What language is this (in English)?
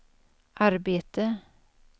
Swedish